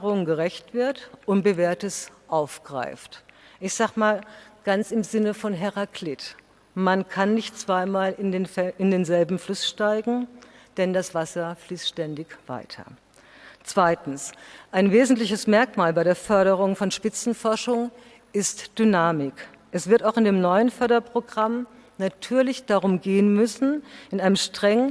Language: German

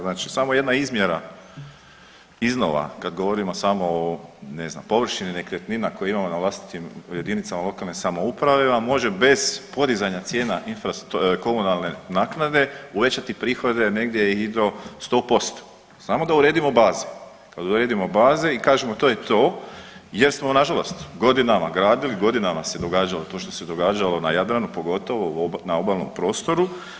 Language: Croatian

